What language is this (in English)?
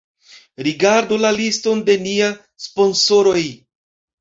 Esperanto